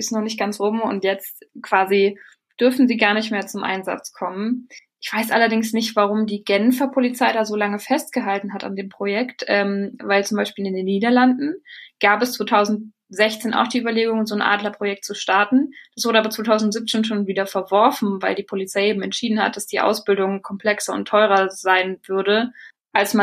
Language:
German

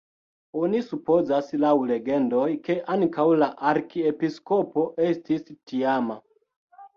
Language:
Esperanto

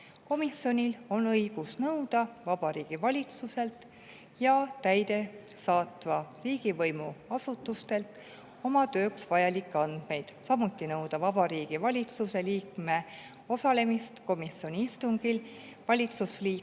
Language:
Estonian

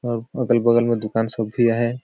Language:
Sadri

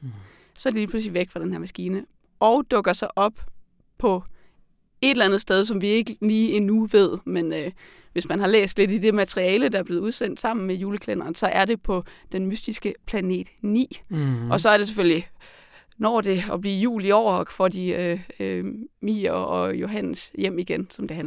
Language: Danish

